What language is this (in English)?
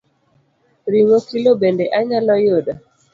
Luo (Kenya and Tanzania)